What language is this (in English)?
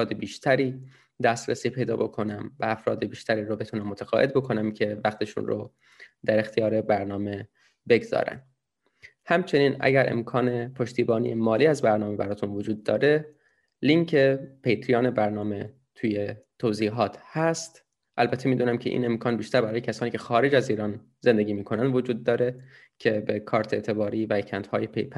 Persian